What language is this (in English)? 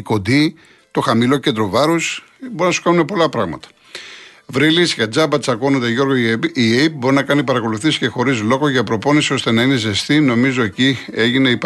Greek